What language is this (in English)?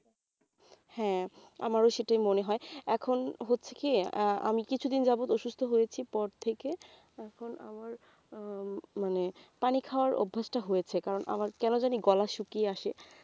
Bangla